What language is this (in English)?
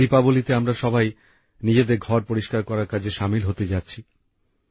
Bangla